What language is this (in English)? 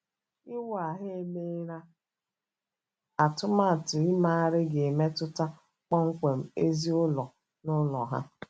Igbo